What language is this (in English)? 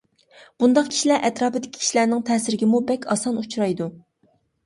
Uyghur